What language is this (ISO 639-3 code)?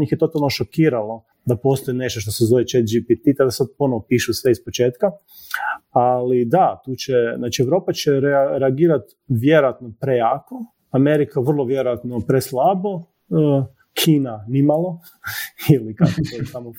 hrv